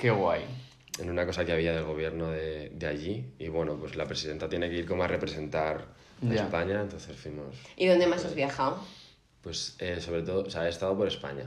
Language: Spanish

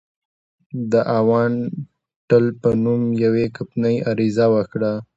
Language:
Pashto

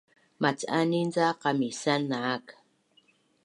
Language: Bunun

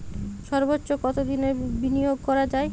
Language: Bangla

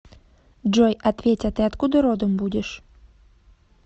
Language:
Russian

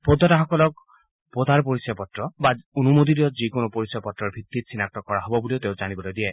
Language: Assamese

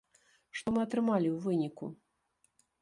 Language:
Belarusian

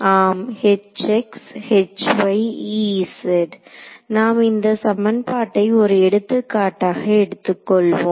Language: Tamil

